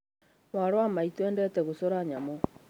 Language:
Kikuyu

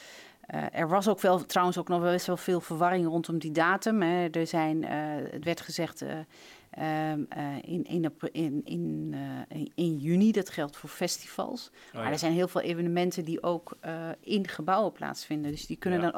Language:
Dutch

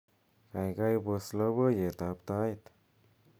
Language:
Kalenjin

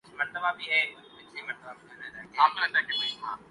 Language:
Urdu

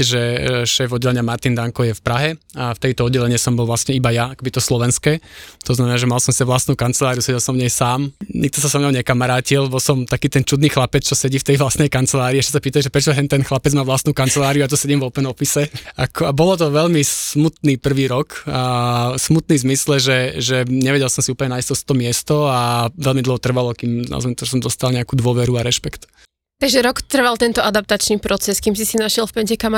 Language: Slovak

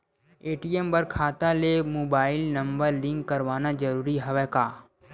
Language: Chhattisgarhi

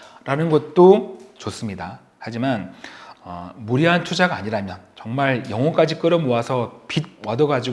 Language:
Korean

